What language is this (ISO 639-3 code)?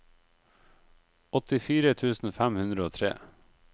nor